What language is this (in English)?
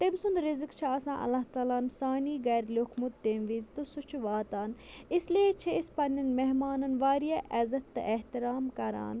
Kashmiri